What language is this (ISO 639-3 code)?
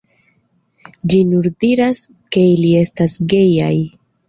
epo